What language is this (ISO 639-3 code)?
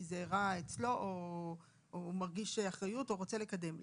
heb